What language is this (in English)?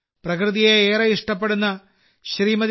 Malayalam